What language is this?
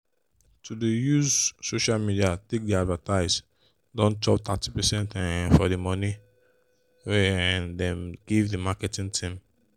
Nigerian Pidgin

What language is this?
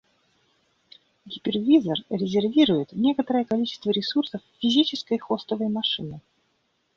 Russian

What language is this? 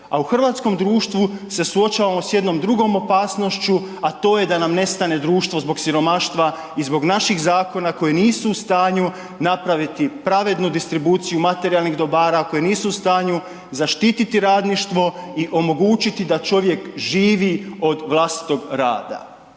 Croatian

